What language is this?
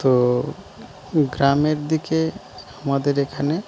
Bangla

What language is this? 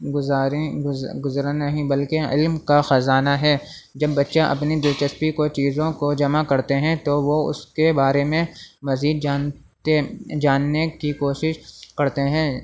Urdu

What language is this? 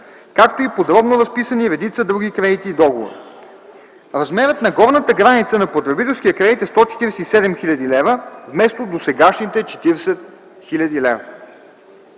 Bulgarian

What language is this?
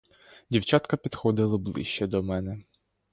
Ukrainian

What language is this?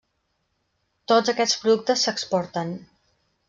Catalan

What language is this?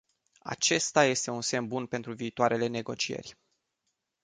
Romanian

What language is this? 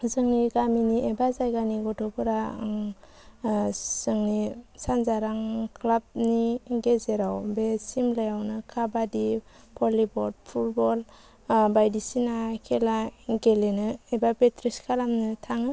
Bodo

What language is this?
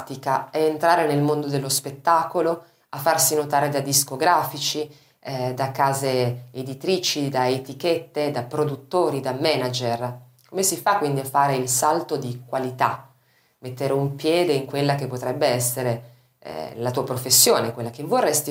Italian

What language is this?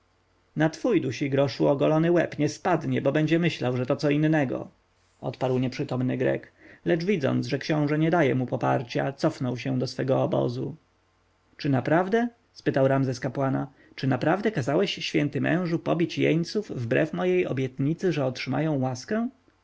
Polish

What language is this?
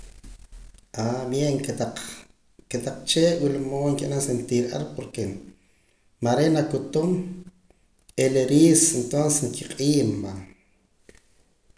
Poqomam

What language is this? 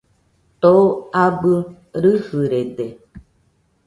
Nüpode Huitoto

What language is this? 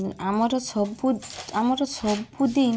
Odia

